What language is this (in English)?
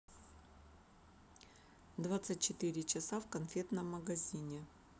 Russian